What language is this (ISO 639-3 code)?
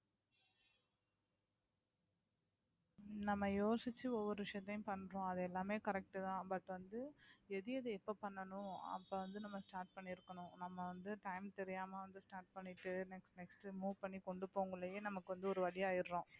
tam